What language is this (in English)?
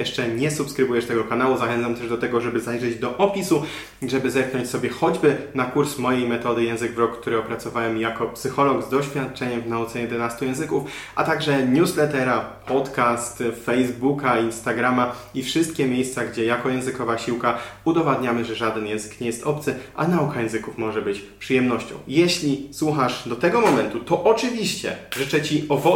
Polish